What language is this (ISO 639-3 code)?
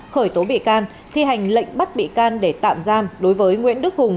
vie